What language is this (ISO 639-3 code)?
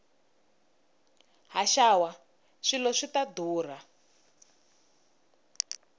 tso